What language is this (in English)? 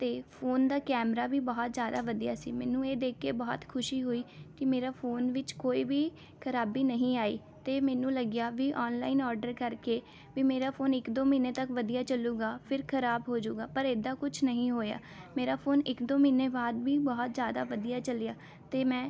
Punjabi